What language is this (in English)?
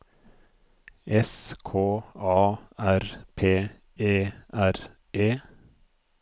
Norwegian